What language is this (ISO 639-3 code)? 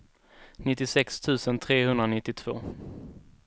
swe